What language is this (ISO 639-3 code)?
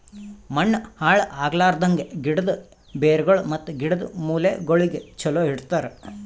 kan